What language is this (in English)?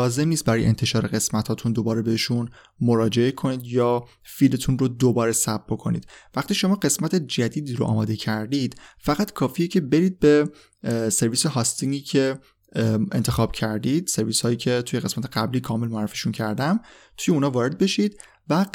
Persian